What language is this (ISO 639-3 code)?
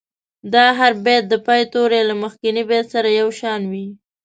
pus